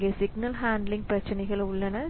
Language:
Tamil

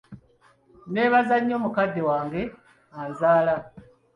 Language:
Ganda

